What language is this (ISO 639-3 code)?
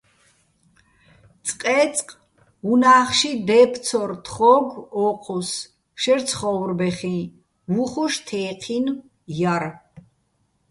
bbl